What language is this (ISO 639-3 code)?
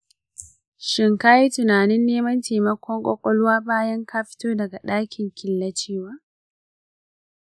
hau